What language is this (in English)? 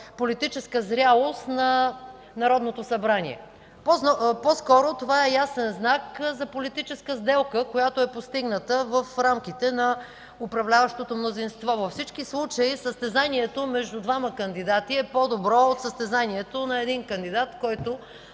Bulgarian